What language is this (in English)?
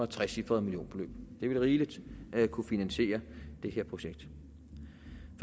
Danish